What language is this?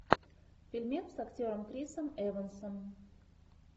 Russian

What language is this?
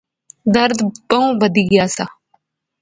Pahari-Potwari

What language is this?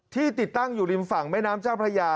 Thai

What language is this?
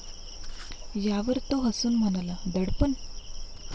Marathi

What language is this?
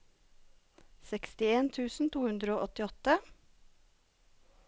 Norwegian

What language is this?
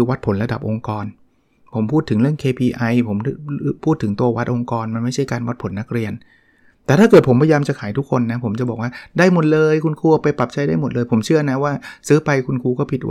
Thai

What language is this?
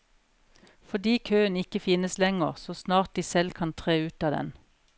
Norwegian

